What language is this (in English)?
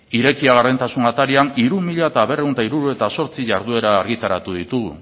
Basque